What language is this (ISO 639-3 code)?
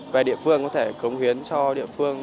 vie